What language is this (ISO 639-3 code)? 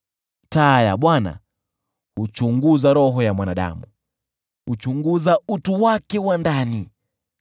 swa